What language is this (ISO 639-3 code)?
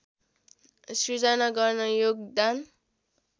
nep